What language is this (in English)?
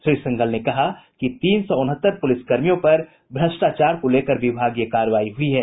Hindi